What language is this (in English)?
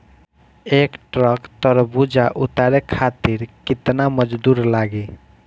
Bhojpuri